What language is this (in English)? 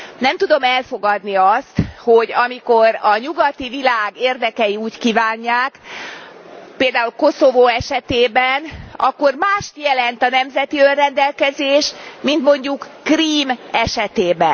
Hungarian